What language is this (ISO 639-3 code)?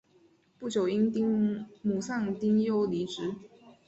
zho